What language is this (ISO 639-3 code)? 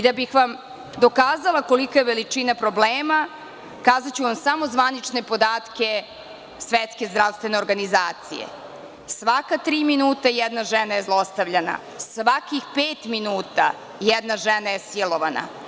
srp